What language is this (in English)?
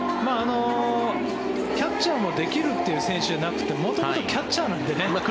Japanese